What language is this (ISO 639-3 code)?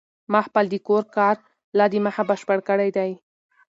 pus